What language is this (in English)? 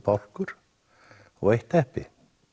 Icelandic